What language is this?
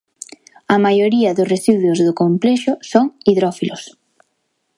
Galician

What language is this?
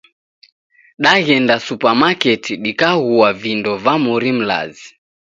Taita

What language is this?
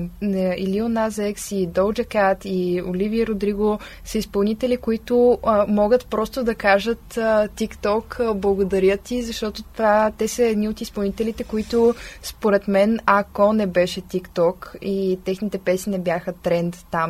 Bulgarian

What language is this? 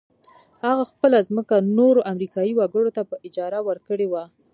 Pashto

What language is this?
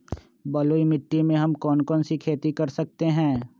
Magahi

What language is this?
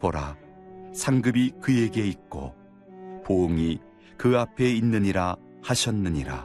Korean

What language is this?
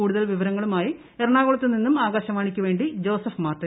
Malayalam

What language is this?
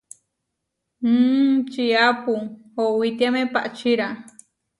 Huarijio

